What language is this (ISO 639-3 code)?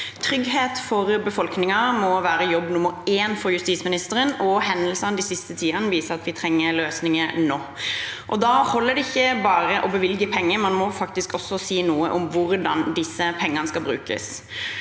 nor